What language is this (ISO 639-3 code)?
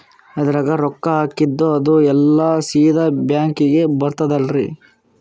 kan